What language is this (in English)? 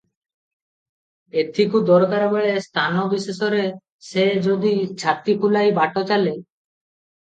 Odia